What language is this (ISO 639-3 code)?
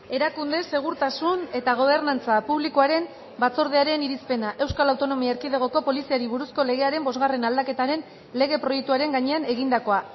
eus